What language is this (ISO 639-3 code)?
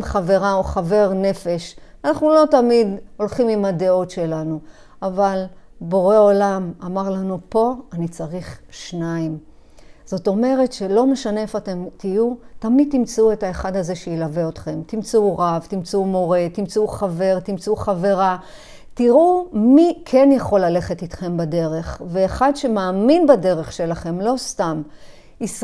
heb